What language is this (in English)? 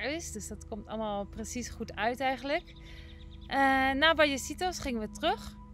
Dutch